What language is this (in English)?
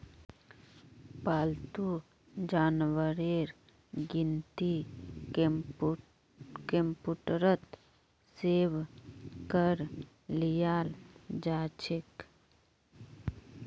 Magahi